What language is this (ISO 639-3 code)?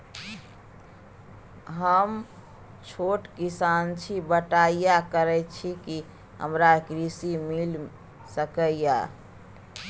mai